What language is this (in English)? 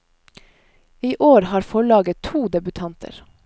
Norwegian